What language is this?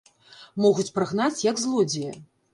Belarusian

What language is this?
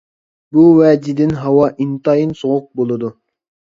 Uyghur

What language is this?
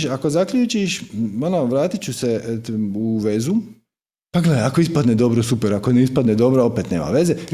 Croatian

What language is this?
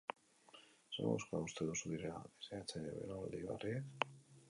Basque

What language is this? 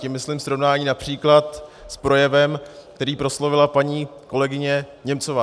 Czech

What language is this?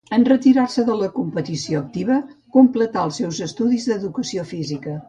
Catalan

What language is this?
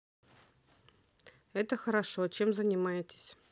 Russian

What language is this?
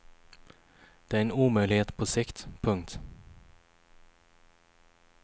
Swedish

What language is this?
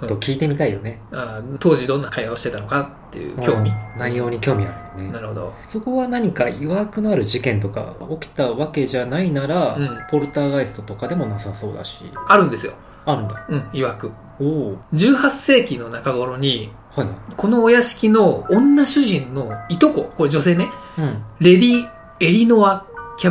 Japanese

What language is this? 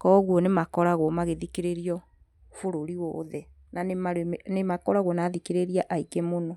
Kikuyu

